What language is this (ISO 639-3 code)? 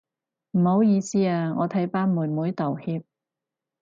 yue